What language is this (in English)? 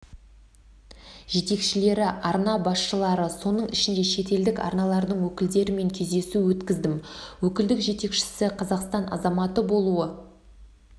Kazakh